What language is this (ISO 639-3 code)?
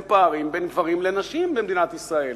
heb